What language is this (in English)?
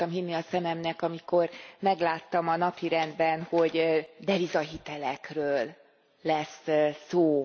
Hungarian